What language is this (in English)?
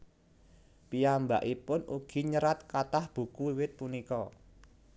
Javanese